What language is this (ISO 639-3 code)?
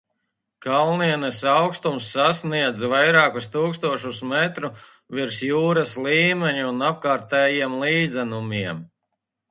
lav